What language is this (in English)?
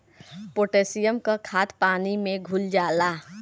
Bhojpuri